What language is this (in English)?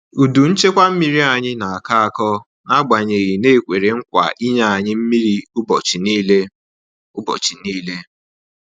Igbo